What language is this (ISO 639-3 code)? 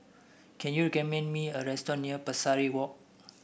eng